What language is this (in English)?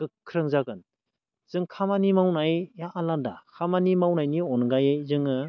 Bodo